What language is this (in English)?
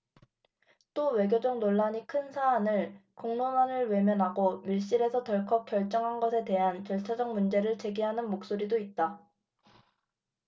Korean